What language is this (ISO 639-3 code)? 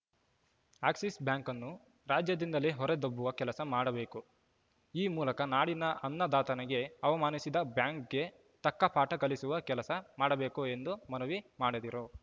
kan